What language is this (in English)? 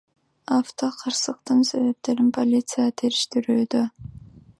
Kyrgyz